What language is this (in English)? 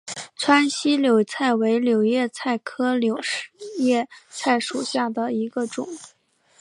Chinese